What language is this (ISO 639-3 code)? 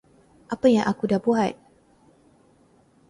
msa